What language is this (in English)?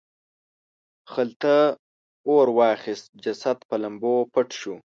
Pashto